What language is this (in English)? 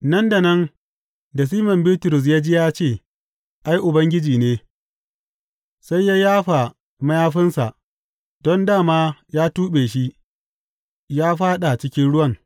Hausa